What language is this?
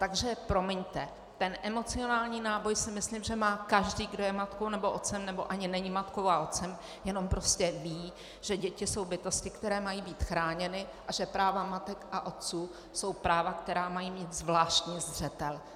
Czech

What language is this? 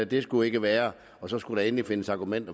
Danish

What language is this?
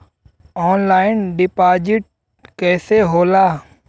Bhojpuri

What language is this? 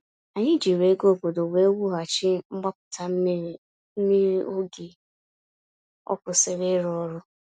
Igbo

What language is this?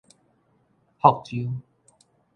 Min Nan Chinese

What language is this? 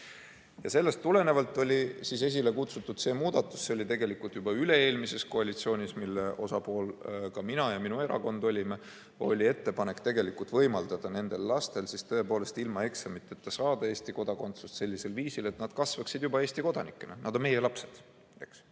Estonian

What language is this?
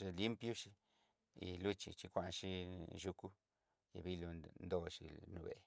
Southeastern Nochixtlán Mixtec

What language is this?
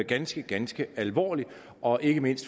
Danish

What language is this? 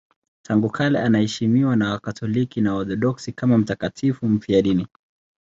Swahili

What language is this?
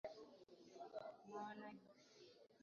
Swahili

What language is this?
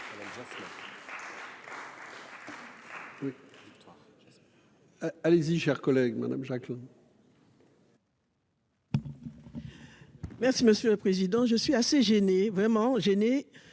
French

